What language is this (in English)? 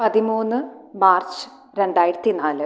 Malayalam